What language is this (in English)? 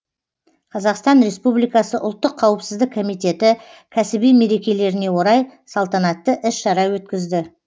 Kazakh